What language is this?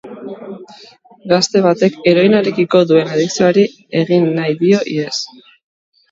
Basque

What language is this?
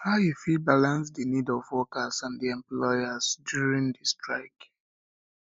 Nigerian Pidgin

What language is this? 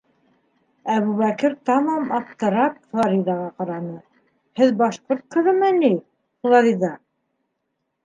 Bashkir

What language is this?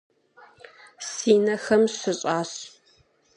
Kabardian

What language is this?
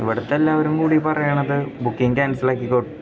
Malayalam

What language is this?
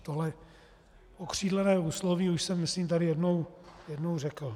Czech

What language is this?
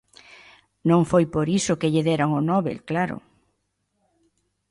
Galician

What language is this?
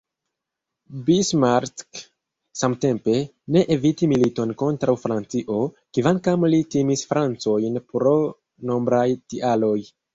Esperanto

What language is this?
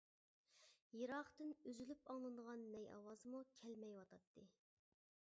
Uyghur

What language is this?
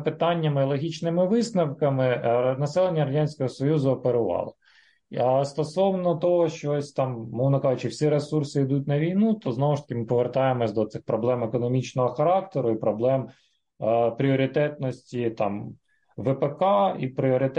Ukrainian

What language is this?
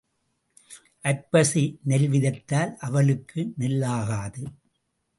Tamil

